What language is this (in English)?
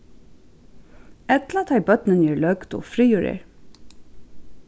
Faroese